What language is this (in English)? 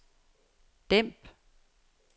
Danish